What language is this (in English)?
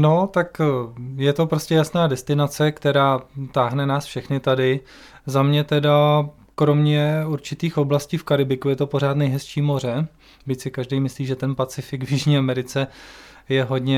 Czech